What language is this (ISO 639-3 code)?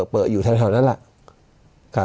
tha